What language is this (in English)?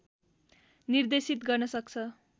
Nepali